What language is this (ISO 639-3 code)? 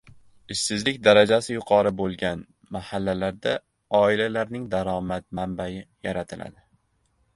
uzb